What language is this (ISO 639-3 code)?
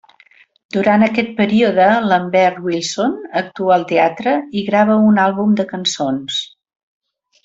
cat